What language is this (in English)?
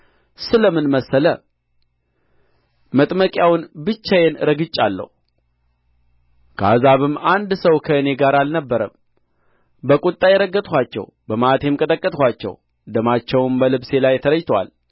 Amharic